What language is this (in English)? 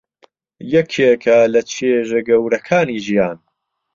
Central Kurdish